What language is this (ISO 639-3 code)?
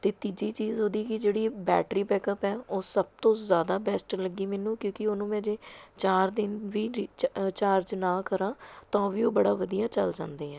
pan